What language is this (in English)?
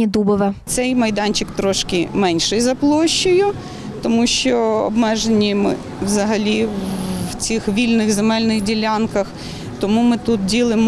Ukrainian